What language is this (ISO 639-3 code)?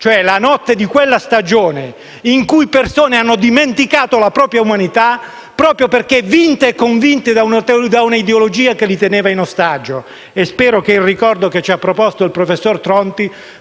ita